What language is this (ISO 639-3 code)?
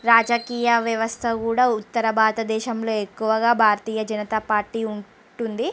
tel